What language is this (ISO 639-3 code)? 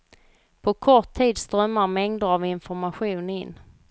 swe